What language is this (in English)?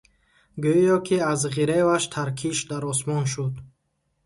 Tajik